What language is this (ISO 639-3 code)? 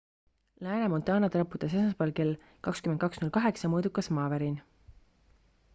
est